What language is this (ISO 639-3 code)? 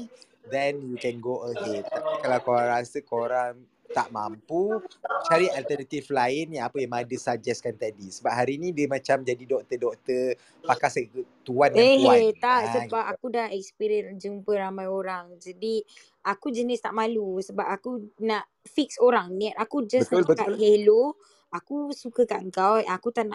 msa